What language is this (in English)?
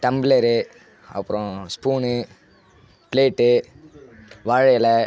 Tamil